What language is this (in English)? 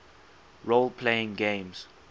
English